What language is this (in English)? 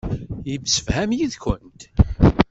Kabyle